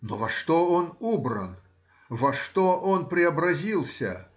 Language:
Russian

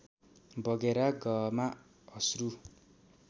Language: Nepali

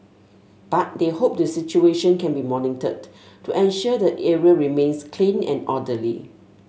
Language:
English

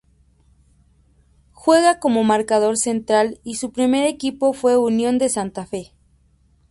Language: Spanish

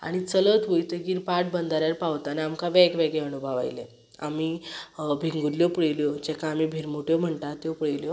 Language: Konkani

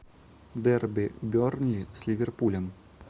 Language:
Russian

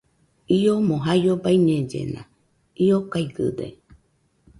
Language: Nüpode Huitoto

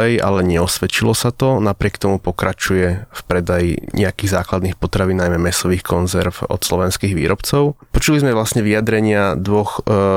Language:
Slovak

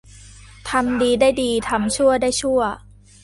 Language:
Thai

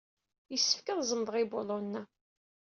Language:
Kabyle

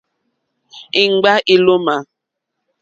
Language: Mokpwe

